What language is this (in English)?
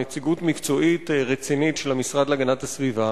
Hebrew